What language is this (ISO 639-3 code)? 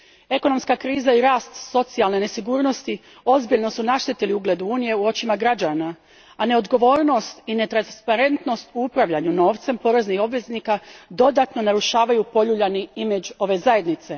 hrv